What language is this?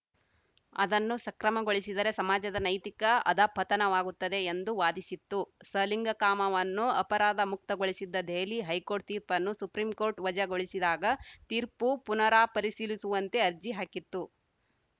Kannada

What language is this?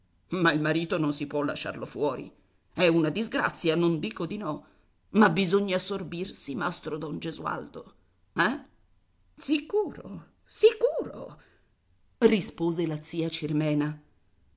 Italian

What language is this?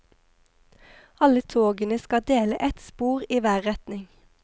Norwegian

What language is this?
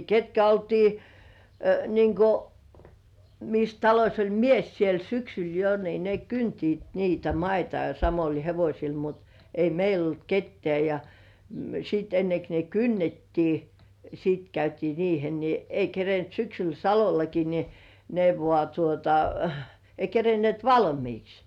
Finnish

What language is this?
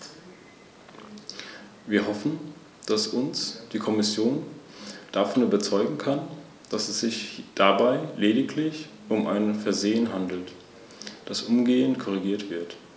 German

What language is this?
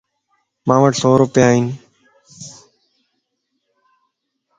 Lasi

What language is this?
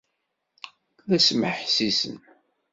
Kabyle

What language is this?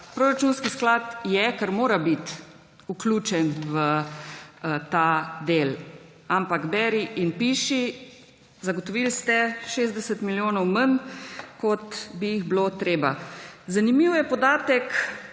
Slovenian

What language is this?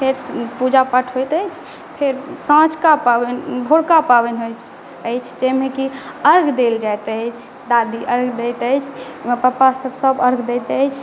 Maithili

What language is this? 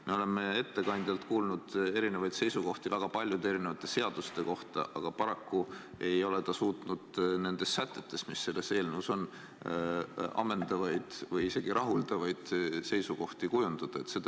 Estonian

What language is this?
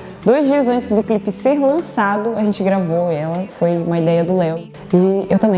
Portuguese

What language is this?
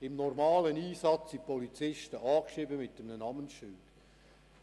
Swiss German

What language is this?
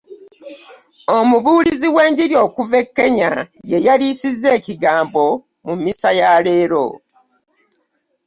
Ganda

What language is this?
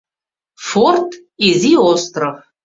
Mari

